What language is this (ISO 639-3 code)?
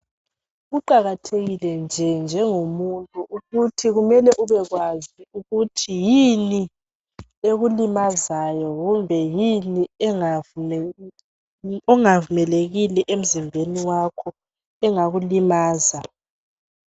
nde